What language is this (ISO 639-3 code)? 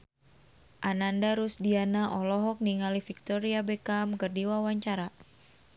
sun